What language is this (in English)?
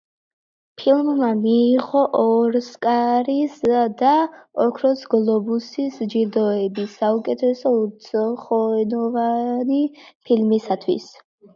Georgian